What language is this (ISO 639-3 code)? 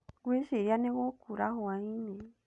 kik